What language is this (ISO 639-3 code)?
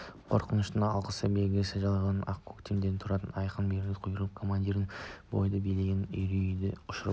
kaz